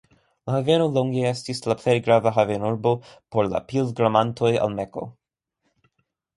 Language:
Esperanto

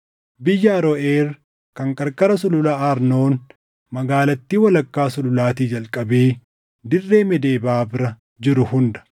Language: Oromo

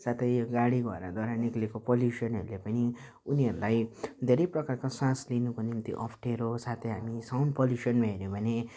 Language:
Nepali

